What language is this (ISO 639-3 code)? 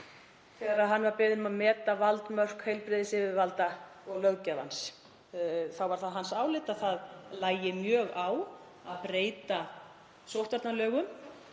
isl